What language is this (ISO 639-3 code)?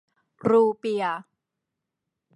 tha